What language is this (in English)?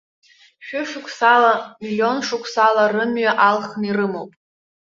Abkhazian